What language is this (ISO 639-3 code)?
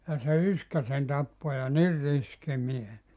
fin